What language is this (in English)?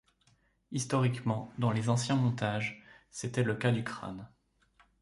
French